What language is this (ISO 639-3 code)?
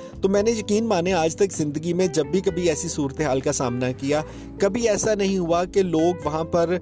urd